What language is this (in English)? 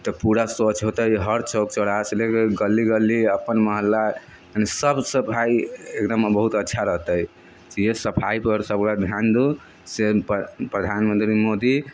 Maithili